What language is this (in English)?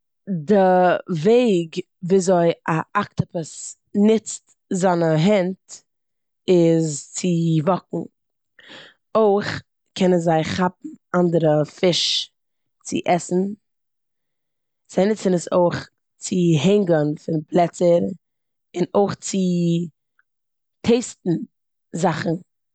Yiddish